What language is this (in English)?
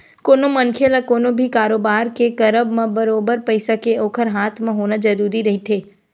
Chhattisgarhi